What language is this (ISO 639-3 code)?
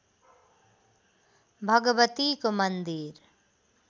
nep